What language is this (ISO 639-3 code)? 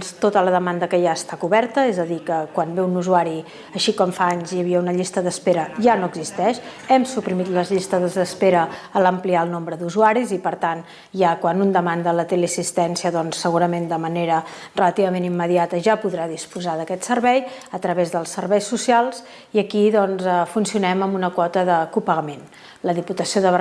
cat